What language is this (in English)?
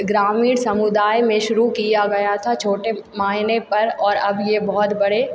Hindi